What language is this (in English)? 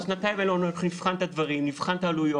Hebrew